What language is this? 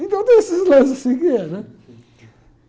Portuguese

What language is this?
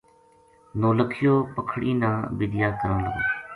Gujari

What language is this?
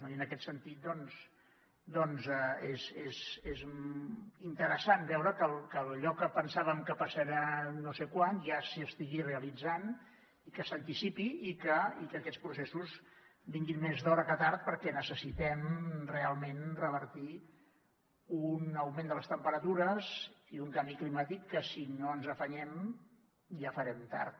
Catalan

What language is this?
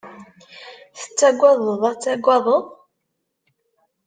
Kabyle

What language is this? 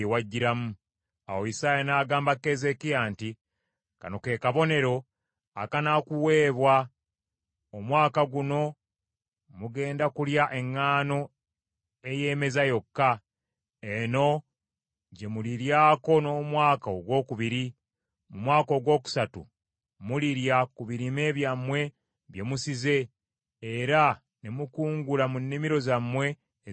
Ganda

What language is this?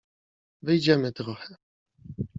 Polish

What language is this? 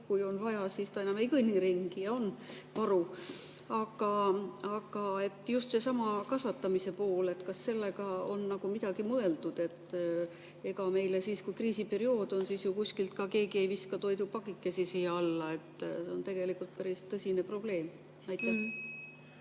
Estonian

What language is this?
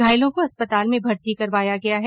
Hindi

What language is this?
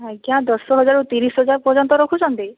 Odia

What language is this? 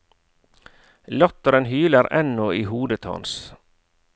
Norwegian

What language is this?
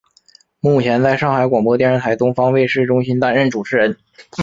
Chinese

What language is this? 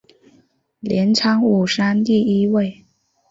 Chinese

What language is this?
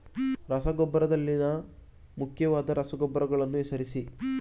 Kannada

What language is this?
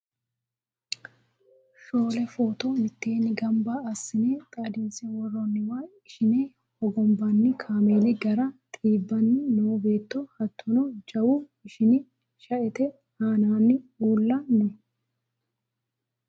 Sidamo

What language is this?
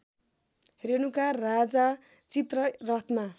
Nepali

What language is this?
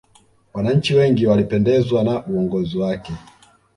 Swahili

